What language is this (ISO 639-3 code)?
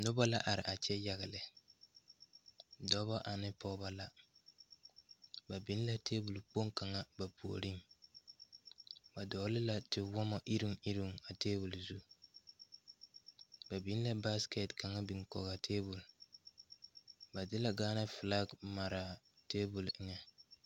dga